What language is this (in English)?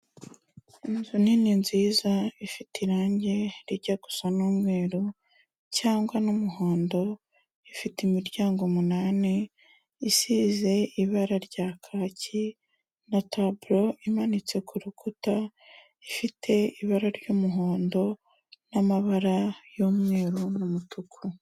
Kinyarwanda